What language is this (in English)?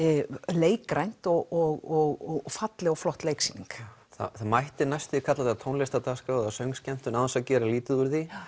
Icelandic